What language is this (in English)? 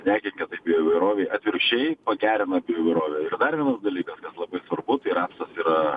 Lithuanian